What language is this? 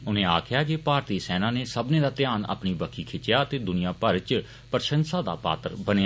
Dogri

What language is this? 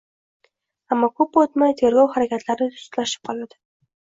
Uzbek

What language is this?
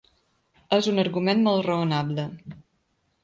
Catalan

